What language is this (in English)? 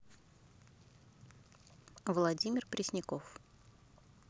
Russian